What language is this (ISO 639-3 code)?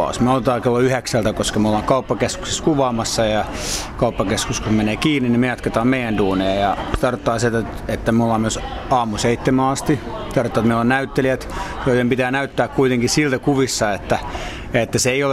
fin